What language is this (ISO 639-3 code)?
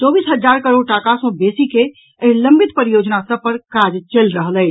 mai